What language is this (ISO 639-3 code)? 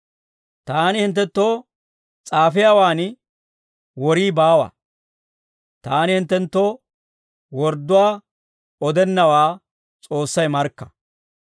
dwr